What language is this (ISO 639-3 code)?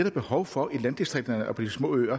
dan